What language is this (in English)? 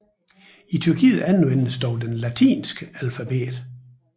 Danish